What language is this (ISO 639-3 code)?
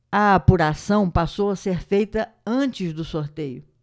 por